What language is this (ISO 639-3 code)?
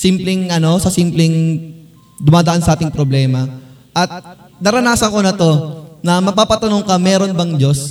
fil